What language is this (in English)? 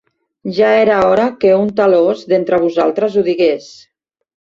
Catalan